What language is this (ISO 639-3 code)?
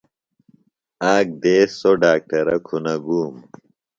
phl